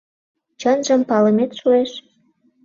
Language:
Mari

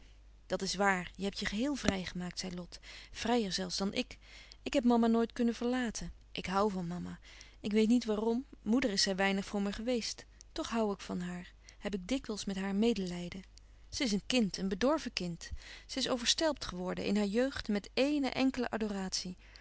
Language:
Dutch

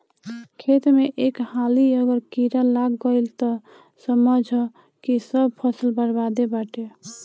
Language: Bhojpuri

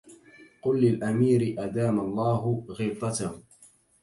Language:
Arabic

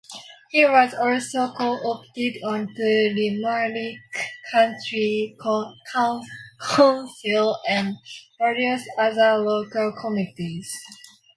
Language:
English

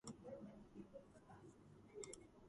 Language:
Georgian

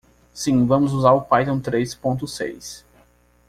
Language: Portuguese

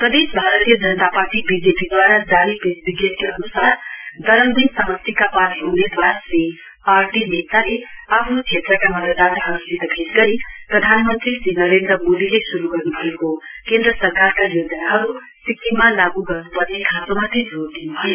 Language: Nepali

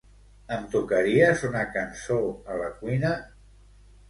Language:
Catalan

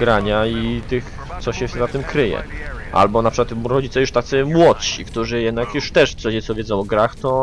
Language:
Polish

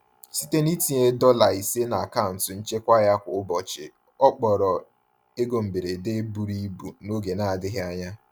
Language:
Igbo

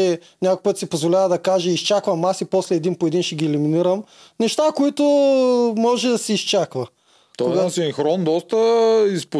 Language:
Bulgarian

